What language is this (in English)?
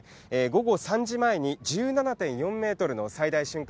Japanese